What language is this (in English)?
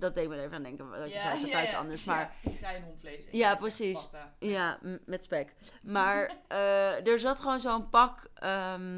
Dutch